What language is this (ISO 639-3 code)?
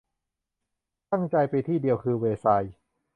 tha